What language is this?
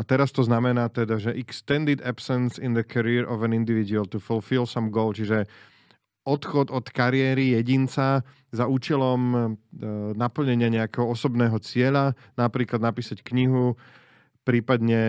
Slovak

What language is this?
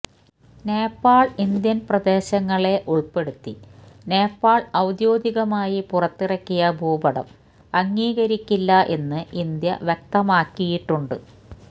Malayalam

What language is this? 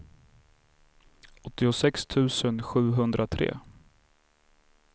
Swedish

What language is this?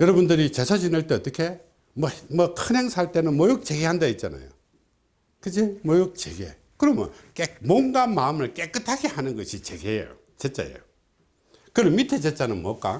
Korean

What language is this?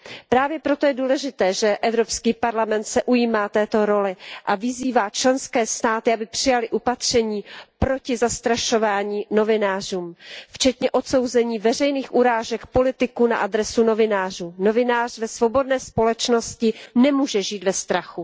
Czech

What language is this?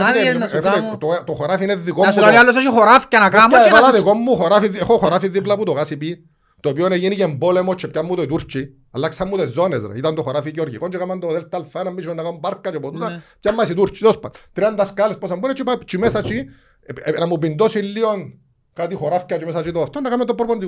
Greek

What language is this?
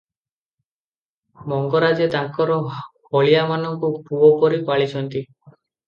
Odia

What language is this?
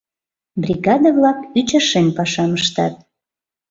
Mari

